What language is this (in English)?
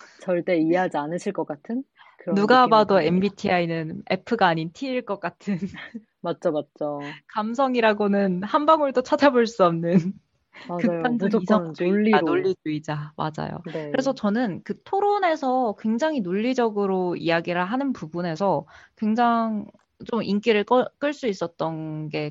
Korean